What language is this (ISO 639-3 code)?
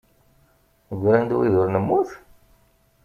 kab